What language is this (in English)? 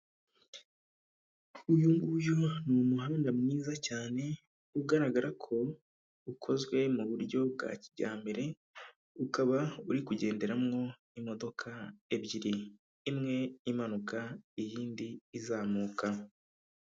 Kinyarwanda